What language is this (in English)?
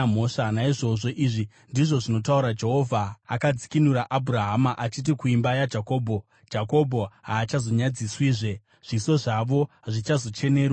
Shona